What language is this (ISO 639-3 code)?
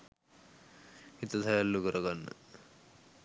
sin